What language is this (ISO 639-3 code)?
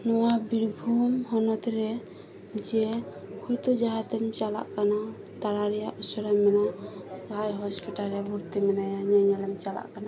sat